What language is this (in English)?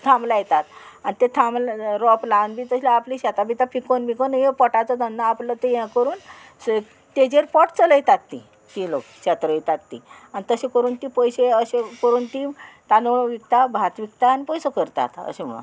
Konkani